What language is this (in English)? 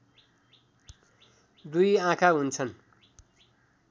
Nepali